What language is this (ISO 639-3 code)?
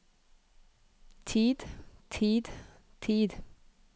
nor